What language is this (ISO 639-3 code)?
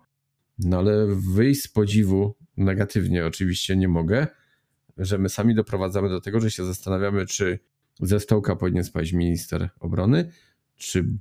pol